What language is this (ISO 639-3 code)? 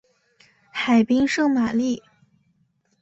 zho